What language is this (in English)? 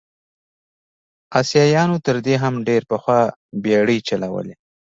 Pashto